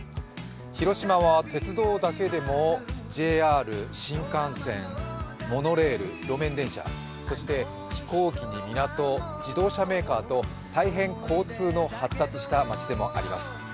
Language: Japanese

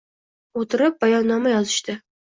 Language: Uzbek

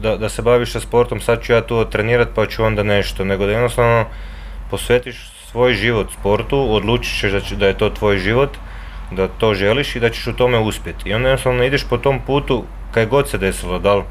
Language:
Croatian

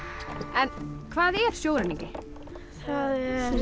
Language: Icelandic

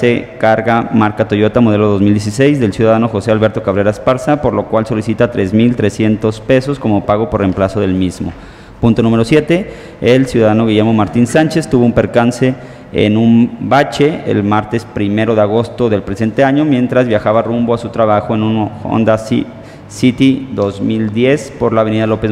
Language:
Spanish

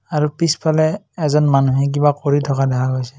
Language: Assamese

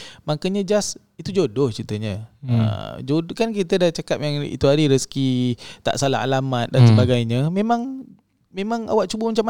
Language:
Malay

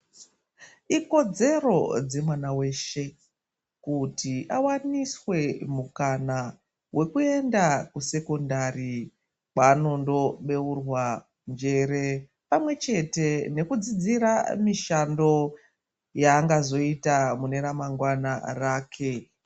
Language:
Ndau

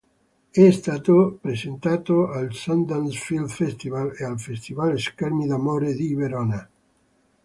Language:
Italian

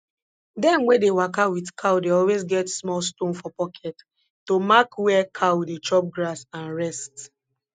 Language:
Nigerian Pidgin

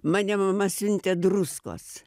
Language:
Lithuanian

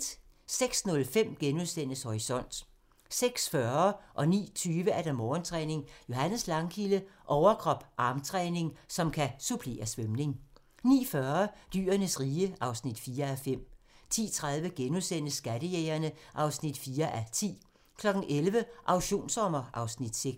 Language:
Danish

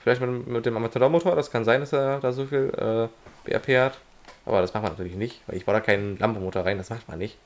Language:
German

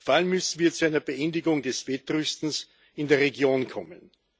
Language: German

